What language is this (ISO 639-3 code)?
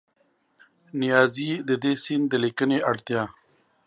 pus